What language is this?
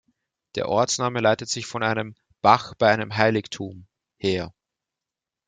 German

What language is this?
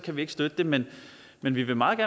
Danish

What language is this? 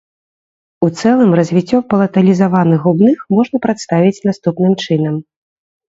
Belarusian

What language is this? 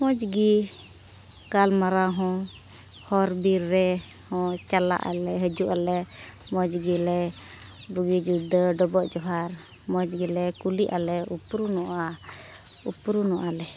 Santali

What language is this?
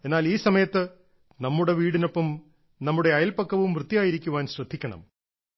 Malayalam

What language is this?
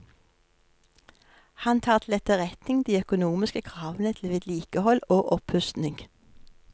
Norwegian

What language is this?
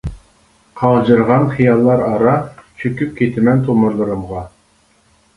Uyghur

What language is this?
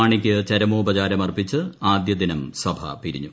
Malayalam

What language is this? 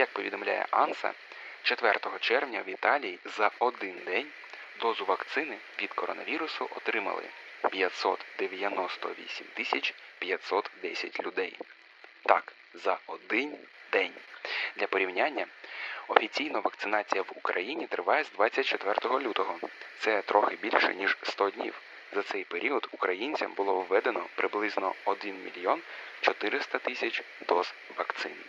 Ukrainian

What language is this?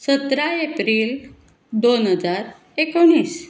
Konkani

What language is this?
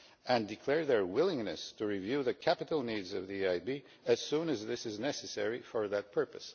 English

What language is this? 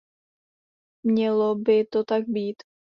Czech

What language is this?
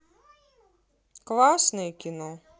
Russian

